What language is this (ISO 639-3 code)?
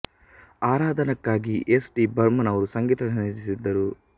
kan